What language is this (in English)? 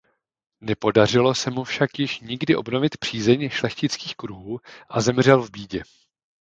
Czech